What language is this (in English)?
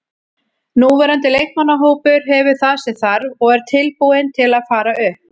Icelandic